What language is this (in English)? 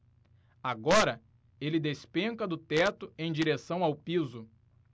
Portuguese